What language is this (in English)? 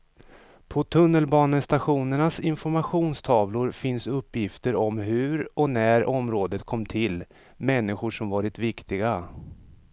Swedish